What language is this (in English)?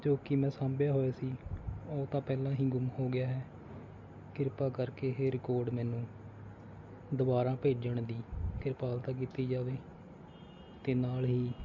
Punjabi